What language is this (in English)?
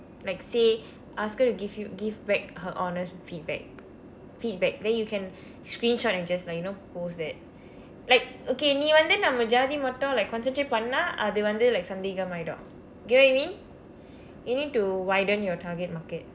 English